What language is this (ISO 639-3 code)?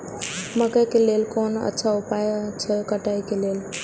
mai